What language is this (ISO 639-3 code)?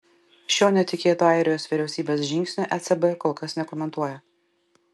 lit